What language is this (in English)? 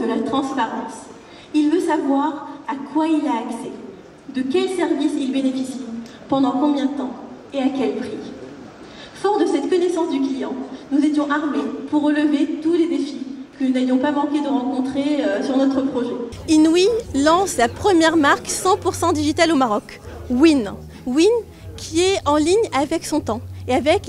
French